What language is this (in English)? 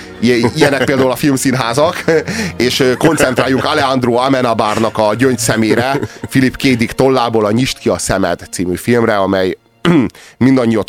Hungarian